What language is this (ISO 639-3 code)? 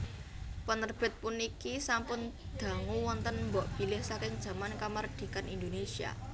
jav